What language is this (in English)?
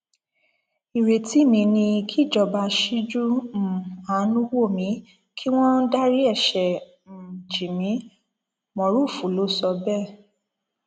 Yoruba